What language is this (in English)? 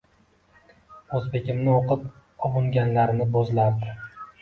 Uzbek